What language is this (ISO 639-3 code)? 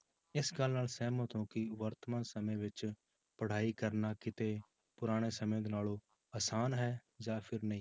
pan